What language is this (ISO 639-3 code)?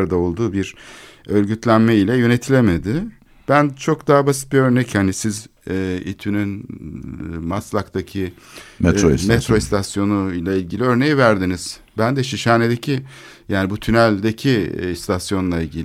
tur